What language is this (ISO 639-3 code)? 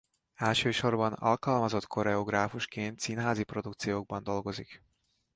hun